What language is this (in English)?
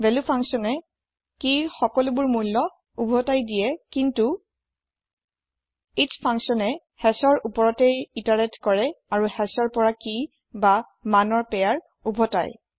Assamese